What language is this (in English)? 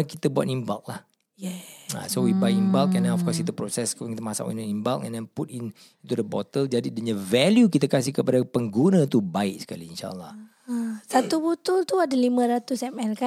Malay